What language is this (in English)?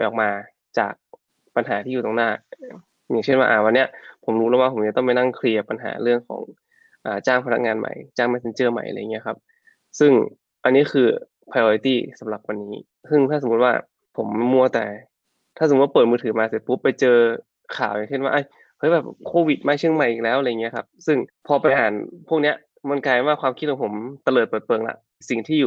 Thai